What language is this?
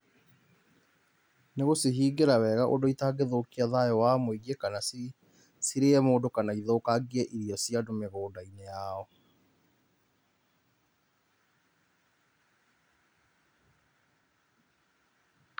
Kikuyu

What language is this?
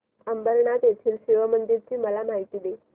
Marathi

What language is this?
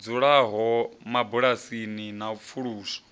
Venda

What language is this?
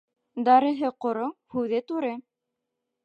Bashkir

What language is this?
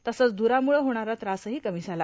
Marathi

